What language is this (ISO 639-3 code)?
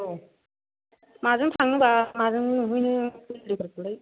brx